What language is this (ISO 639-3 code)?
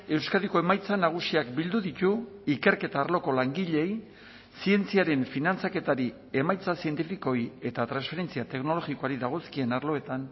eus